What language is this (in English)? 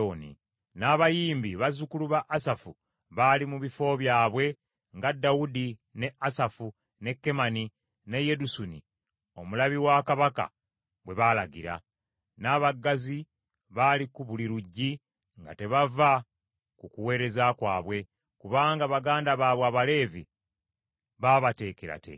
Ganda